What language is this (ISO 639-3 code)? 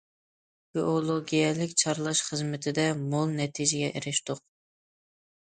uig